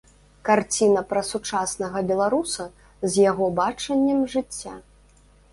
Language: Belarusian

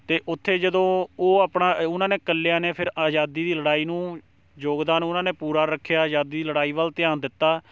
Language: Punjabi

